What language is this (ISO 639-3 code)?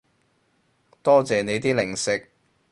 yue